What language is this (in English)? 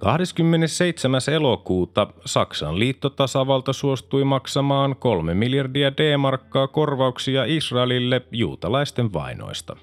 Finnish